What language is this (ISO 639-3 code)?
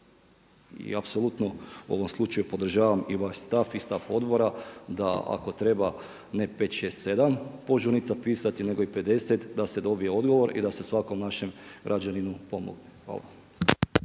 hrv